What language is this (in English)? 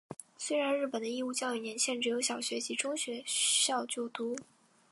Chinese